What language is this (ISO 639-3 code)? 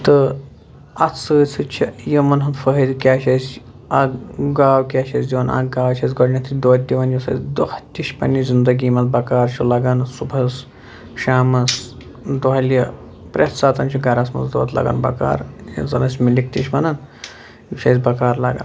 kas